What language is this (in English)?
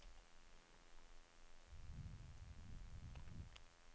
Norwegian